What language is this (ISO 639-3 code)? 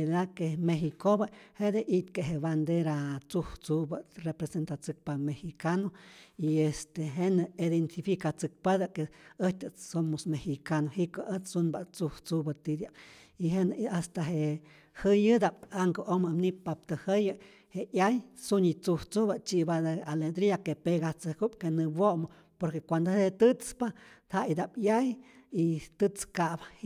zor